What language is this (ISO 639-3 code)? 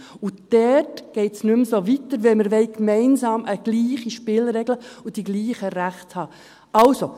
gsw